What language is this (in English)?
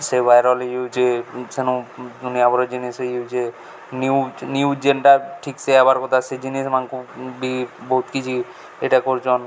Odia